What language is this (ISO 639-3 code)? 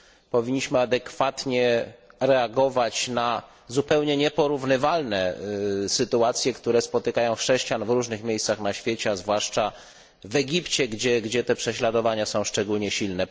pol